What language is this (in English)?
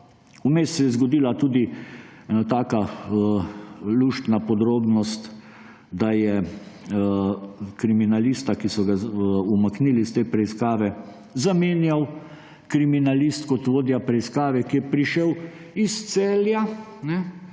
Slovenian